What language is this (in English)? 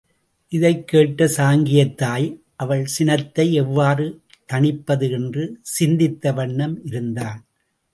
Tamil